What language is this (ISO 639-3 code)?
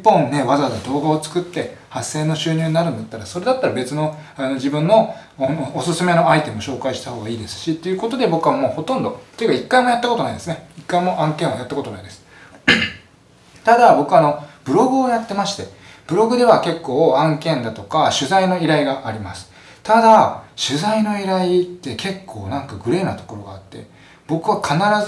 jpn